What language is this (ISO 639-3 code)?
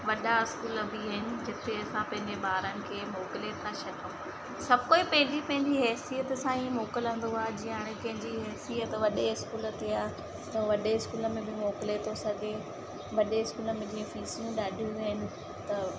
snd